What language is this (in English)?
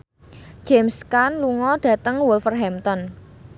Javanese